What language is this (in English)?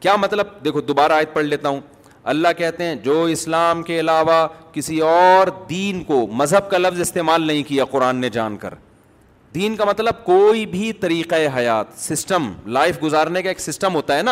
Urdu